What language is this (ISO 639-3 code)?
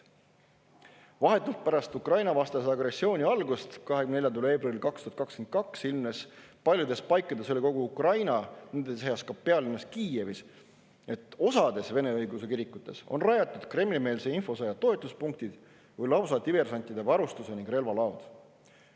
est